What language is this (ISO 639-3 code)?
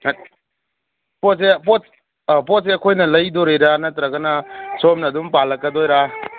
mni